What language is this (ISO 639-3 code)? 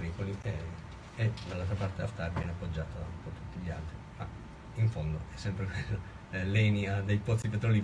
ita